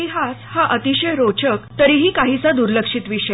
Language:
Marathi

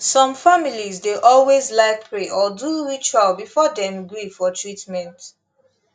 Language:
Nigerian Pidgin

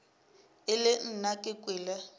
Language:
Northern Sotho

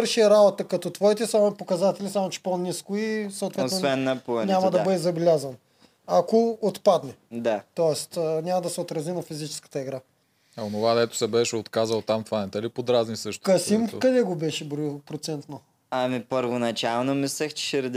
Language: Bulgarian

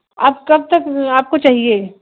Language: Urdu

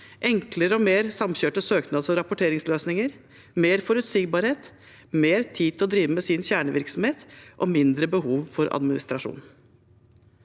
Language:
Norwegian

